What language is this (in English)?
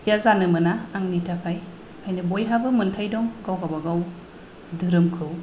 Bodo